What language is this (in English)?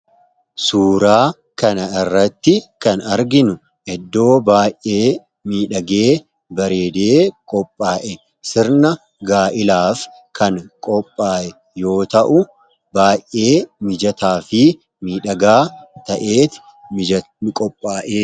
Oromo